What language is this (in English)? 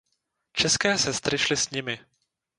Czech